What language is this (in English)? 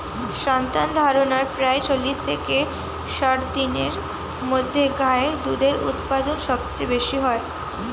Bangla